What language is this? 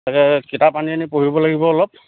Assamese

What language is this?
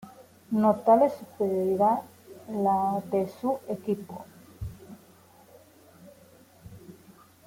Spanish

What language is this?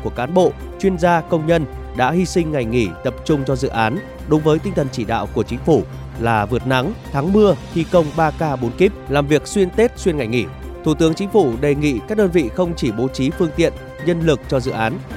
Vietnamese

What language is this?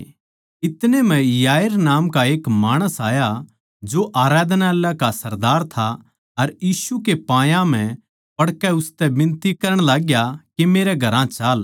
Haryanvi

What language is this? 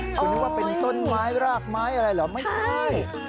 Thai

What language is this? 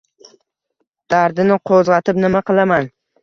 Uzbek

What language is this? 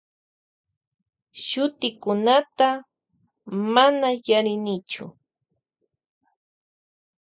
Loja Highland Quichua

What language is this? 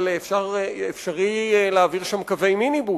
Hebrew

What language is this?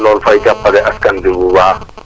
Wolof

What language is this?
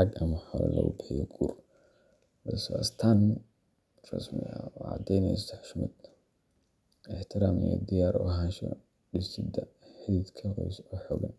Somali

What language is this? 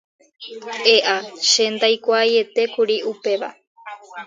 Guarani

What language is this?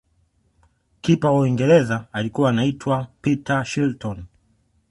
Swahili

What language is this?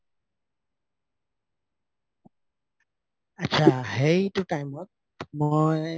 Assamese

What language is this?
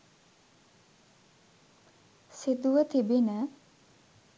Sinhala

